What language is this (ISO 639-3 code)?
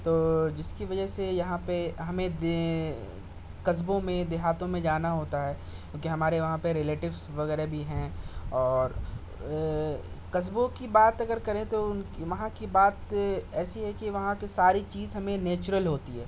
urd